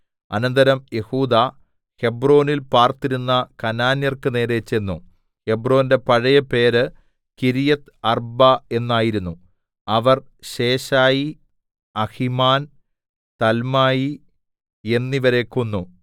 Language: Malayalam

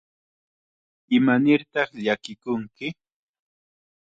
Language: Chiquián Ancash Quechua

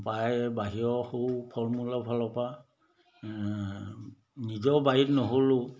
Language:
Assamese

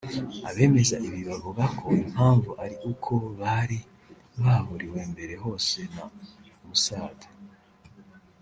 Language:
Kinyarwanda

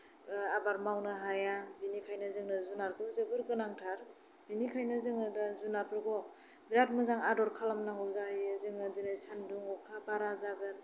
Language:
Bodo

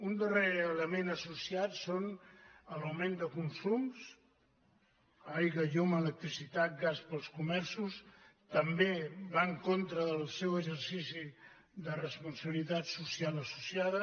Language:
Catalan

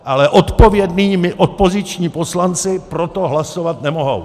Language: Czech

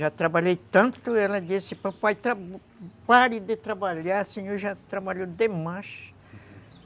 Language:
Portuguese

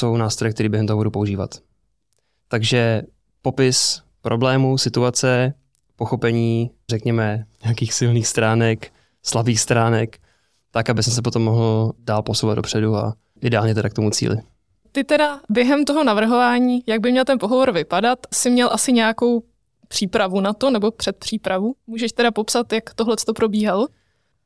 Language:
Czech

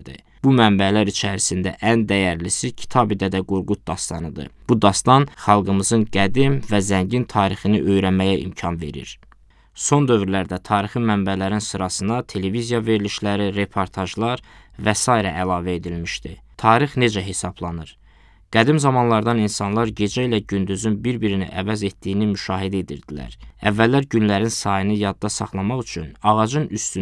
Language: Turkish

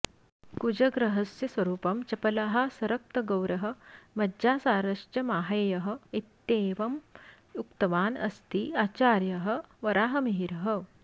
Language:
Sanskrit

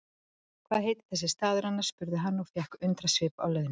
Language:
Icelandic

